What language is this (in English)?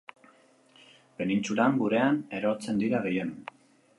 Basque